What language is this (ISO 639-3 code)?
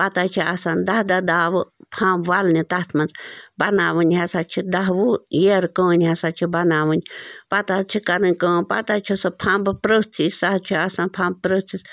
kas